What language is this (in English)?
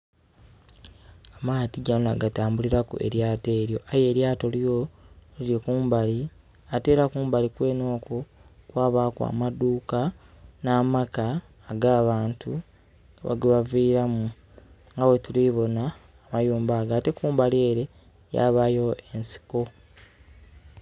Soga